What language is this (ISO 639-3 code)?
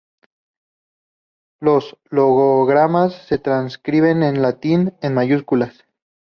spa